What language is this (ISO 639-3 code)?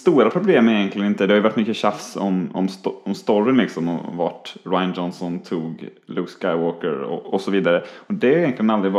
swe